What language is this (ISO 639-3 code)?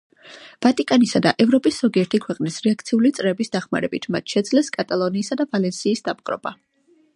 kat